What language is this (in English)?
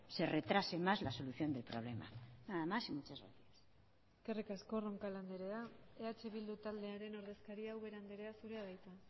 Basque